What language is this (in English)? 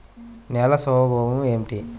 Telugu